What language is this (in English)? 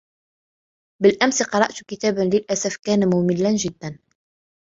Arabic